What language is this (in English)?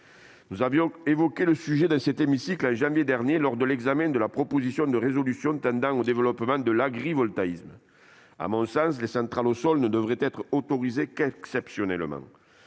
French